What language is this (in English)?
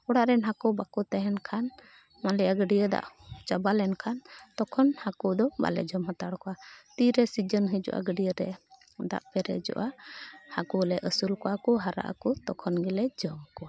Santali